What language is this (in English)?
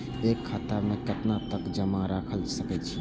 Maithili